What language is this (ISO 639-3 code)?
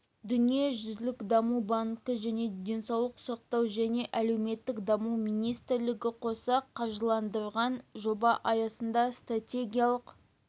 kaz